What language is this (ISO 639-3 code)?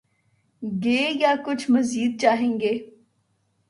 urd